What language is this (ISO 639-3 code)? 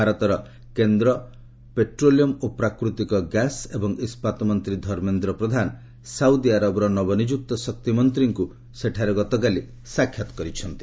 ori